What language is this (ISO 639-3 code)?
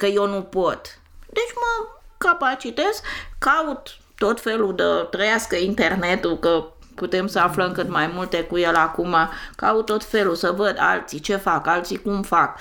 ron